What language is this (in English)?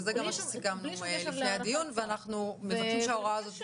Hebrew